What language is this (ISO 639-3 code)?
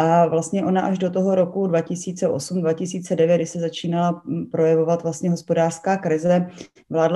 ces